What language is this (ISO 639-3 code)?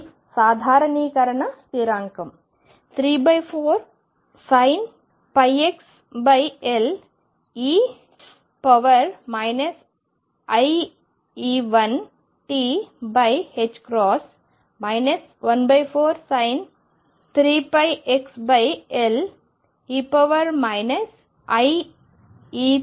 tel